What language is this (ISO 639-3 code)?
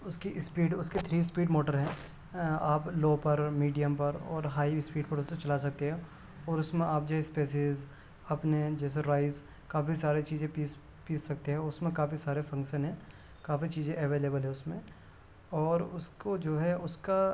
urd